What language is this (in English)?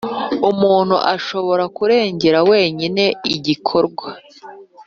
Kinyarwanda